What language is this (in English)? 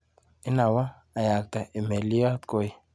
Kalenjin